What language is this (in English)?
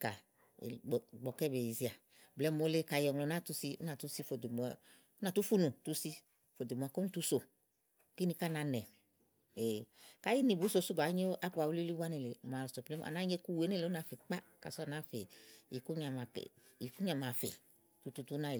Igo